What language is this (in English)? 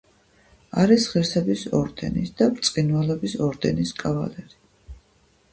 Georgian